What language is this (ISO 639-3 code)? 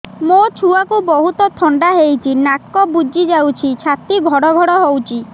ori